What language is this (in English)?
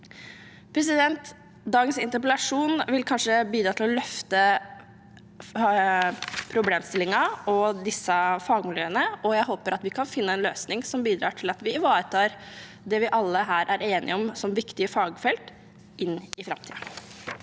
Norwegian